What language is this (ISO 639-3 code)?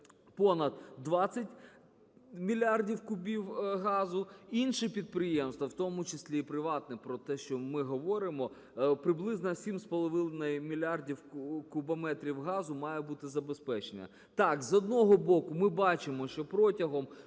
ukr